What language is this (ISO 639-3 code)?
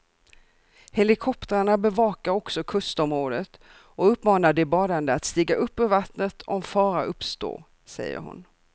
swe